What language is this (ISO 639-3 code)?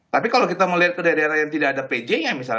ind